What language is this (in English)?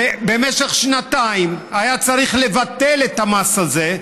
Hebrew